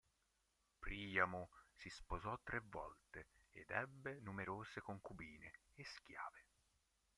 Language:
Italian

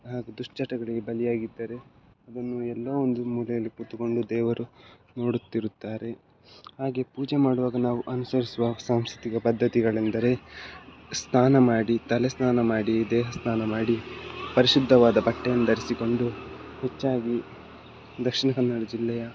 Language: Kannada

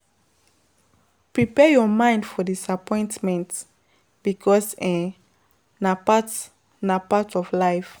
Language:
Nigerian Pidgin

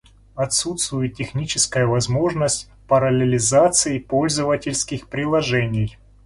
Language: Russian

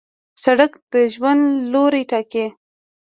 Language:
Pashto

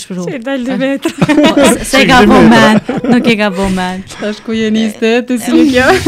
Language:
Romanian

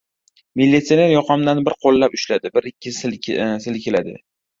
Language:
Uzbek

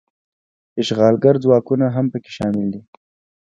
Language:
Pashto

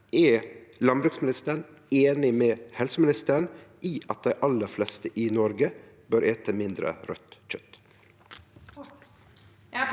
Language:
Norwegian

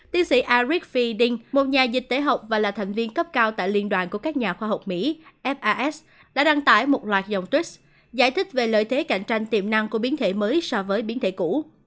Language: Vietnamese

